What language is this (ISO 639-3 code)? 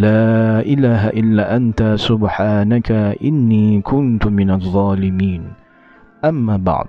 msa